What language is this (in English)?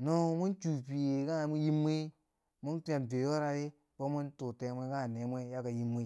Bangwinji